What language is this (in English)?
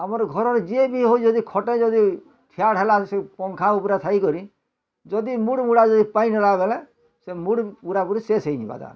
Odia